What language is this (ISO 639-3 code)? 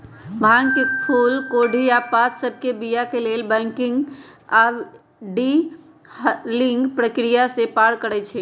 mag